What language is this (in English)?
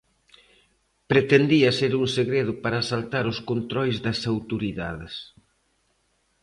Galician